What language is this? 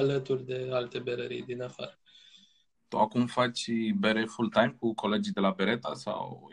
Romanian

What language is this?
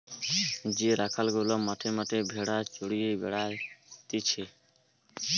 Bangla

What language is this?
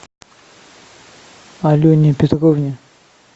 Russian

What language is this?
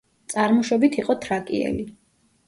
Georgian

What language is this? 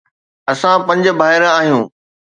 Sindhi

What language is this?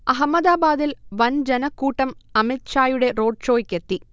Malayalam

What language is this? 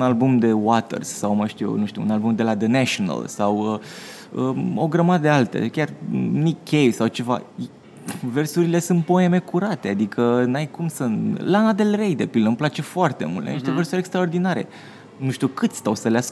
Romanian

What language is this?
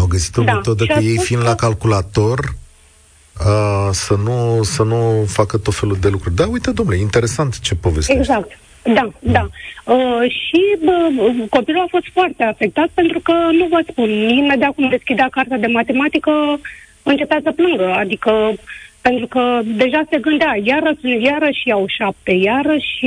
Romanian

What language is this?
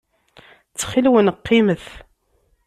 Kabyle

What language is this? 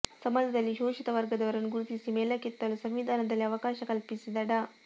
Kannada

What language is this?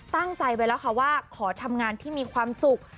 Thai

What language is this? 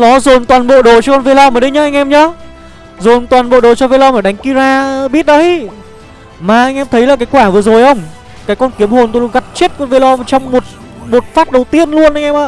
Vietnamese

